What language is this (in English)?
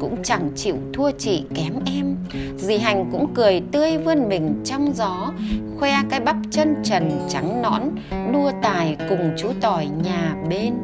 Vietnamese